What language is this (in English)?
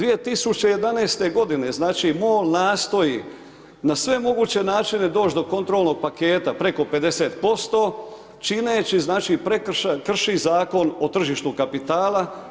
Croatian